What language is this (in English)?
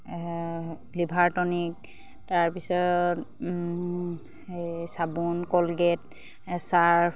Assamese